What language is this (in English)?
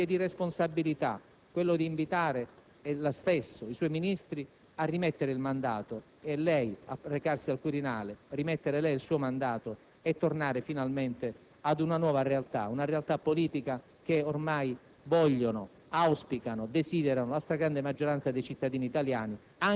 Italian